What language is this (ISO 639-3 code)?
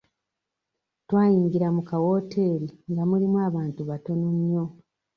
lug